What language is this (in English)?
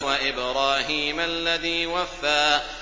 Arabic